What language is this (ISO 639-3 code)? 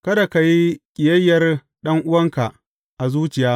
hau